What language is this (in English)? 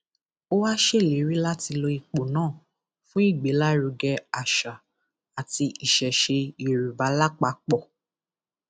Yoruba